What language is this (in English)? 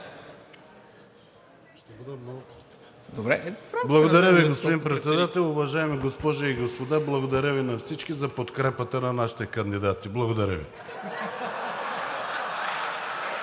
Bulgarian